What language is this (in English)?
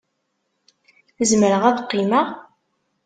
Kabyle